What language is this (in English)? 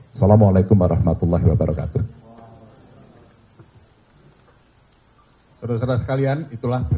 Indonesian